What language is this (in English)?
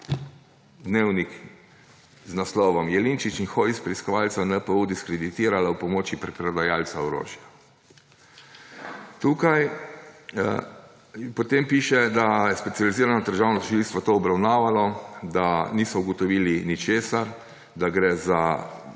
Slovenian